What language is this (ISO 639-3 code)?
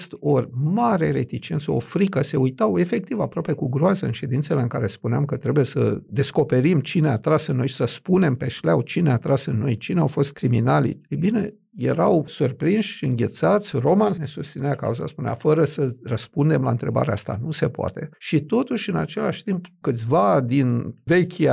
ron